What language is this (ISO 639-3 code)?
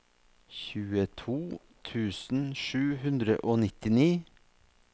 nor